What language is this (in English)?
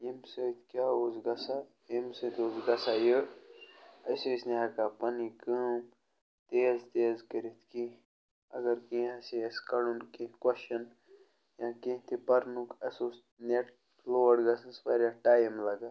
Kashmiri